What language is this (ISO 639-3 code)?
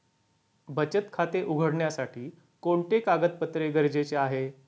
mar